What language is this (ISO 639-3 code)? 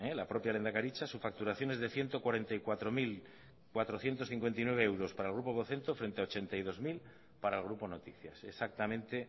spa